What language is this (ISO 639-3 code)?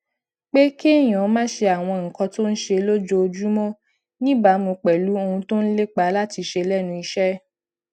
yor